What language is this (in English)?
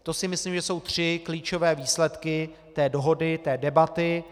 Czech